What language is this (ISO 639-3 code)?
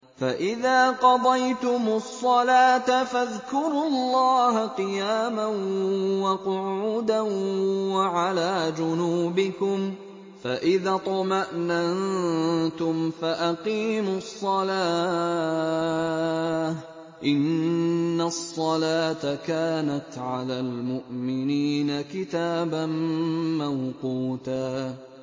ara